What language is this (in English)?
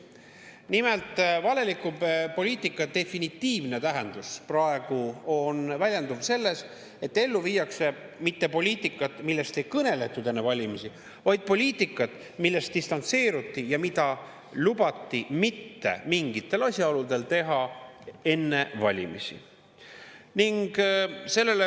Estonian